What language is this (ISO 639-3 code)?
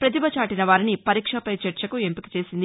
tel